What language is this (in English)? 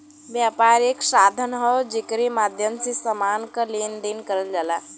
Bhojpuri